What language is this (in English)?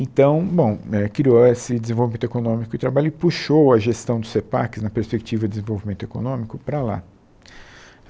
Portuguese